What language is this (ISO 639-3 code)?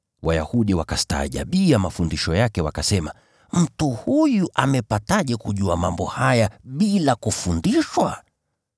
swa